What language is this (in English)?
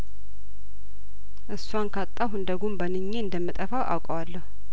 Amharic